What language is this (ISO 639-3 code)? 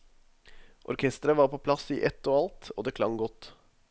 nor